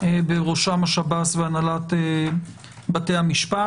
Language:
Hebrew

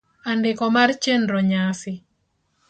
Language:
Luo (Kenya and Tanzania)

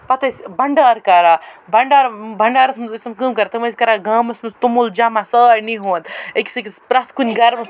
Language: Kashmiri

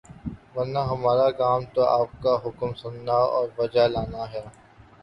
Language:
Urdu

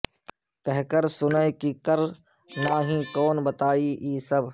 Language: Urdu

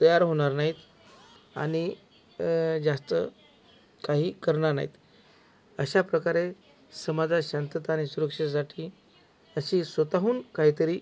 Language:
Marathi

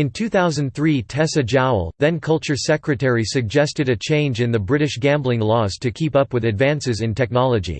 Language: English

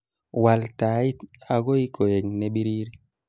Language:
Kalenjin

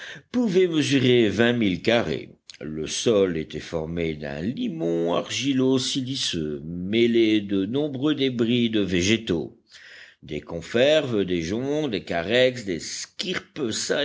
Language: French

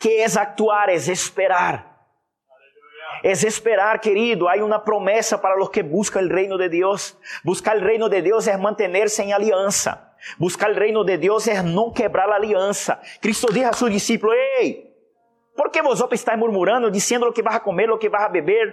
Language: Spanish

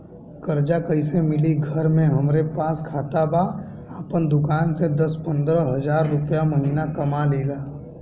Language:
Bhojpuri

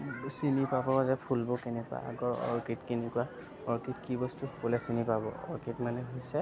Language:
Assamese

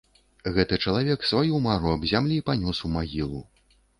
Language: Belarusian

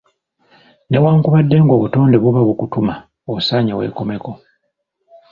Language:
Ganda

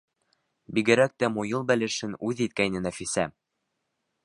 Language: Bashkir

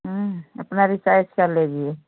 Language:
Hindi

